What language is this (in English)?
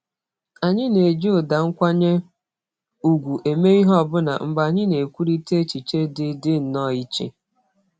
Igbo